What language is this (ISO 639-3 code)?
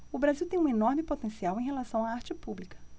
por